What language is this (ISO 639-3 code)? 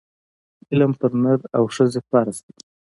pus